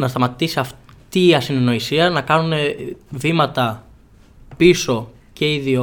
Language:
Greek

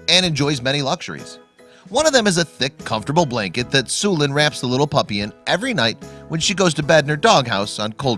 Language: English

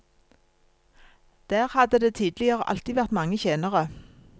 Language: Norwegian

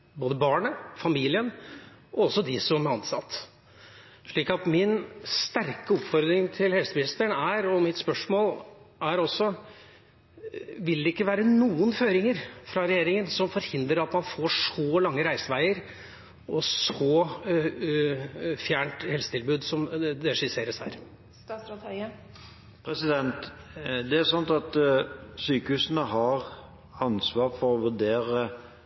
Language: Norwegian Bokmål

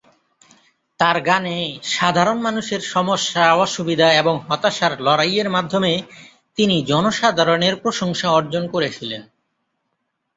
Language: Bangla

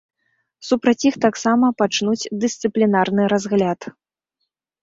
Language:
Belarusian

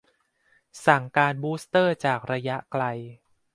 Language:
Thai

